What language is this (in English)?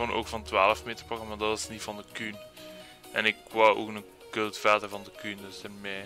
Dutch